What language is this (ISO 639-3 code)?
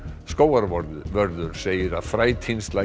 isl